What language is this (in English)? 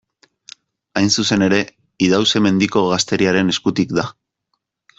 Basque